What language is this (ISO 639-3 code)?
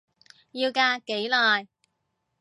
yue